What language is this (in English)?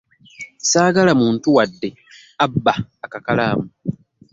Ganda